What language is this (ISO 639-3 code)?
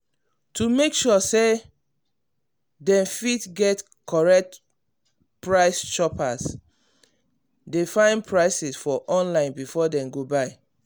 pcm